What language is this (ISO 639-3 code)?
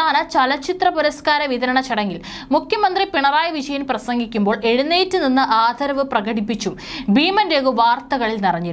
ara